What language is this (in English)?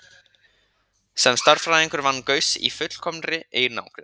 Icelandic